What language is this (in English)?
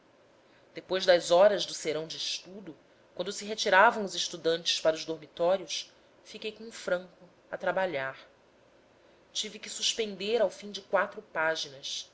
Portuguese